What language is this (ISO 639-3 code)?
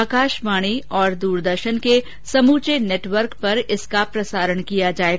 hin